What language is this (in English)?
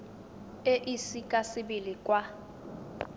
Tswana